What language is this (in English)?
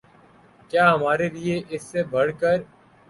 Urdu